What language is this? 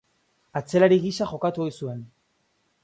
Basque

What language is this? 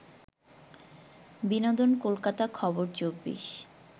Bangla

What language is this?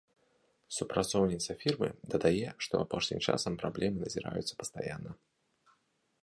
Belarusian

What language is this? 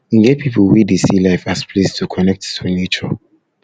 Nigerian Pidgin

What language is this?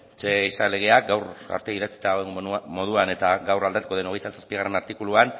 Basque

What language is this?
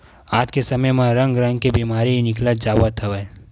Chhattisgarhi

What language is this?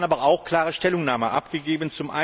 German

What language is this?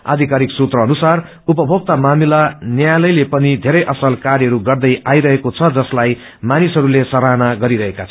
Nepali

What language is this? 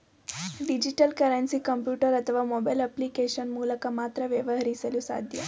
Kannada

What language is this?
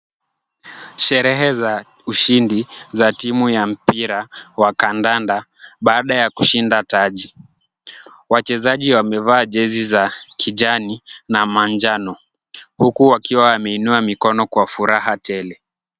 Swahili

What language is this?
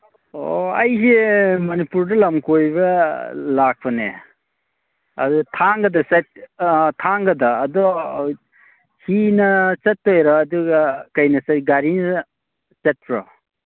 Manipuri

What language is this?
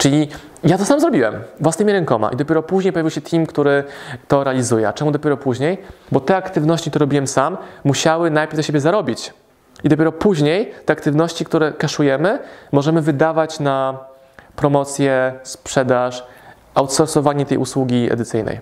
Polish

